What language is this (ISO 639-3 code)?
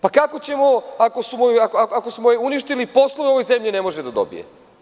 srp